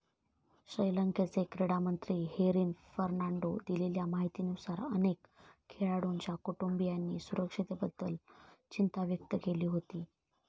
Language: Marathi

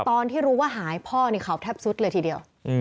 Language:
Thai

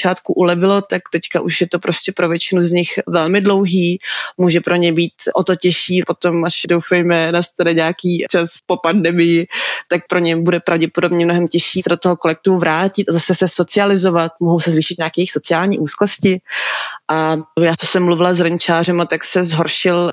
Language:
Czech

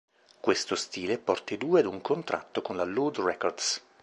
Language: Italian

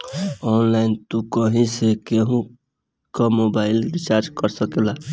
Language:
Bhojpuri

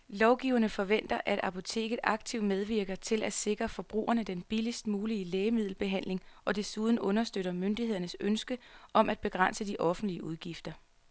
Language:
Danish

